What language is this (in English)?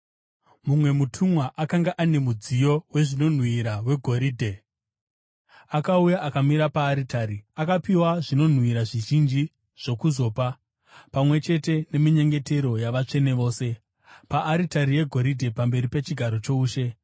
Shona